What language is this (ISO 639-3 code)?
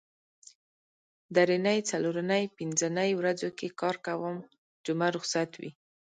pus